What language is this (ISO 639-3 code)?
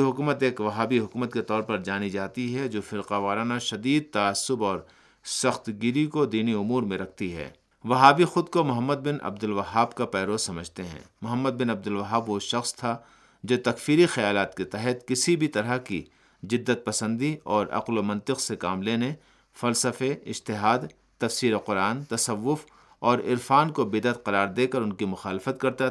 urd